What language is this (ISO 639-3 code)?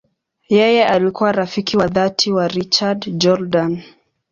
swa